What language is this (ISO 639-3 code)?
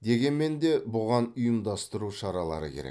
kaz